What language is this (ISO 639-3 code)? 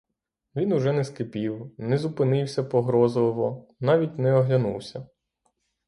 ukr